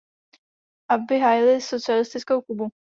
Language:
Czech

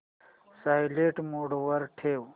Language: Marathi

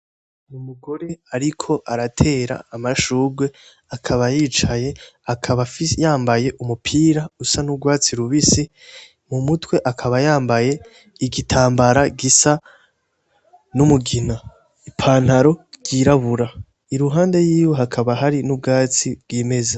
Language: Rundi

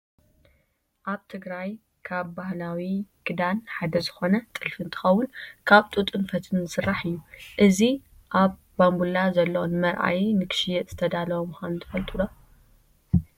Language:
Tigrinya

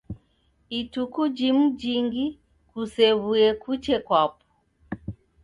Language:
Taita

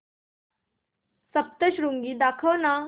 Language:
Marathi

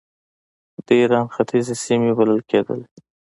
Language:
Pashto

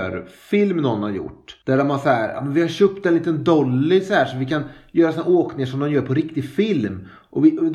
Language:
Swedish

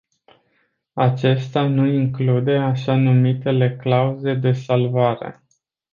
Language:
Romanian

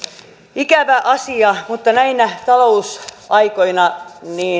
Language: Finnish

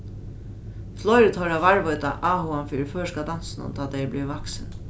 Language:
Faroese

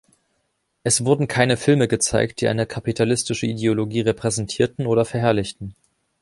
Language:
German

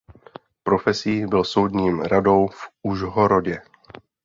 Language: Czech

